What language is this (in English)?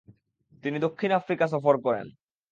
Bangla